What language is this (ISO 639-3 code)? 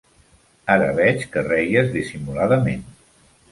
cat